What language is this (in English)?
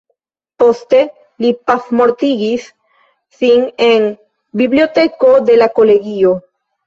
Esperanto